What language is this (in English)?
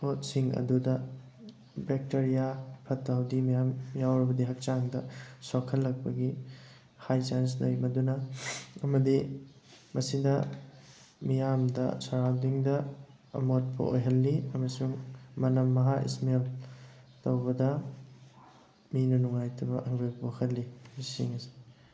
Manipuri